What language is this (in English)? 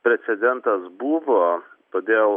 Lithuanian